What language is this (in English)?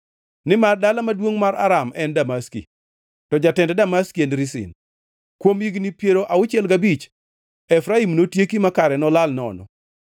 Luo (Kenya and Tanzania)